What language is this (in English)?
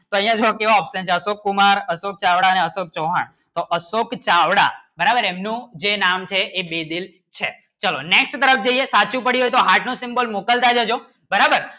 Gujarati